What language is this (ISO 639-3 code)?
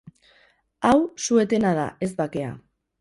eus